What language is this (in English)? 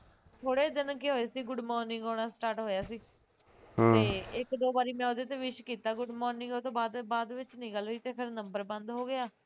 Punjabi